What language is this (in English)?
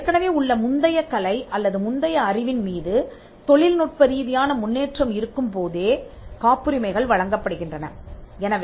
Tamil